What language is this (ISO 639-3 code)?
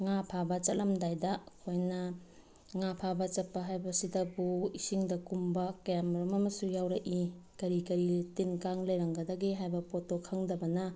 mni